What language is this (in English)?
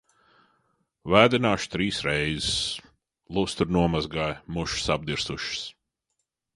Latvian